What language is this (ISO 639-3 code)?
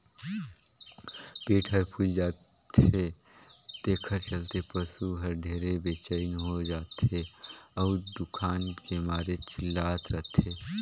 hne